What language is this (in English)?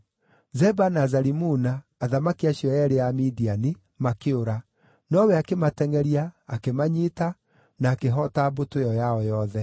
Kikuyu